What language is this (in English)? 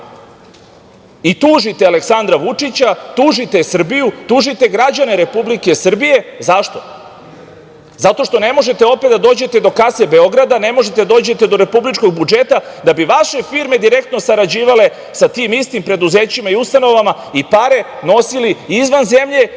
Serbian